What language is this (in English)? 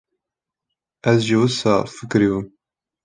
Kurdish